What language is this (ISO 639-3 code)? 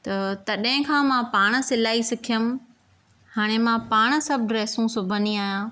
snd